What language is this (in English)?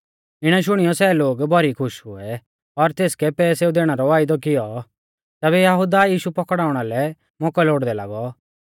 Mahasu Pahari